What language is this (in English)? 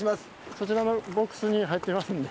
Japanese